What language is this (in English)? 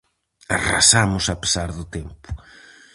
Galician